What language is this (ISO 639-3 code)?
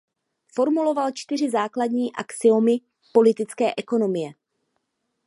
ces